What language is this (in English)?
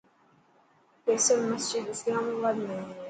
Dhatki